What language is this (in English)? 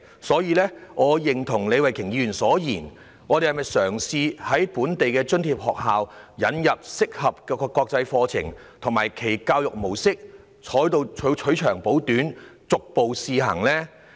Cantonese